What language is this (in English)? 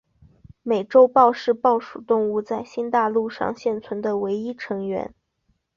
Chinese